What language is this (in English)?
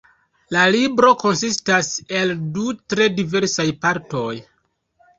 Esperanto